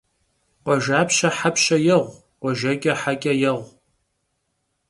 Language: Kabardian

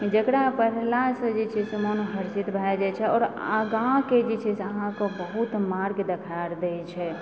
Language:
Maithili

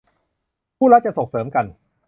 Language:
Thai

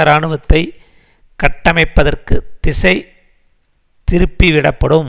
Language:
Tamil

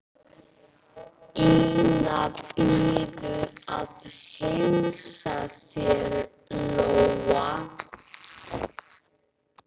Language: Icelandic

